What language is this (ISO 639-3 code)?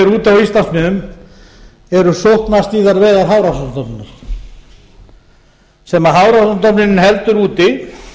isl